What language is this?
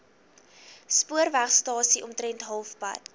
Afrikaans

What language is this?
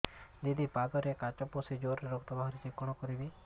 Odia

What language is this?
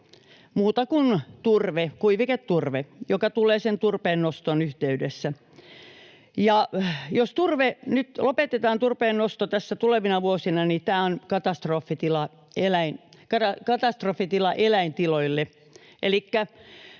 Finnish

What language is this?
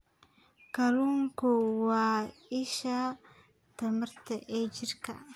Somali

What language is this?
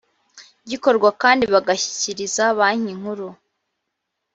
Kinyarwanda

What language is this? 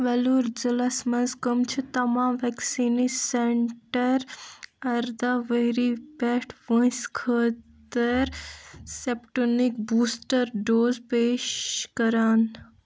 Kashmiri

